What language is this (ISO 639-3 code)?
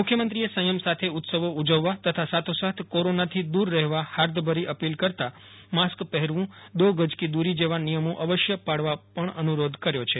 guj